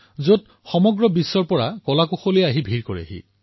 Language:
Assamese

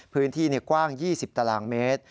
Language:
Thai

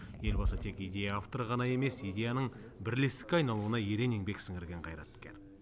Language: Kazakh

